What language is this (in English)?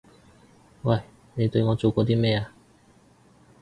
Cantonese